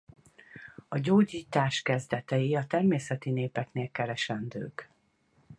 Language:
Hungarian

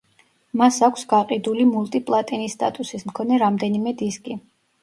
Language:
Georgian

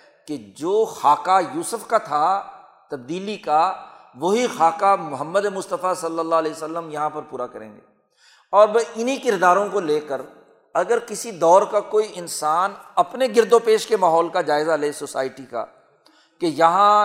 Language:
Urdu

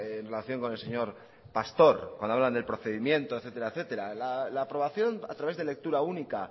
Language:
Spanish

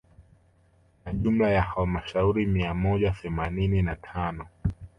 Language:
Swahili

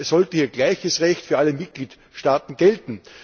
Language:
German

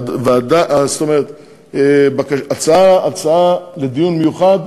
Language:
Hebrew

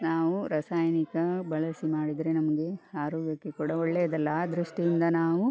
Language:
Kannada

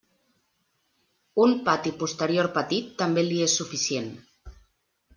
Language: Catalan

